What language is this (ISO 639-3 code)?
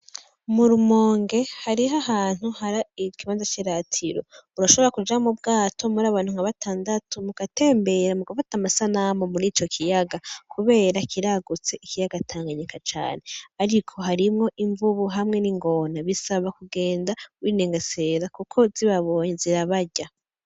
run